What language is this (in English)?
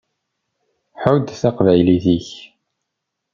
Kabyle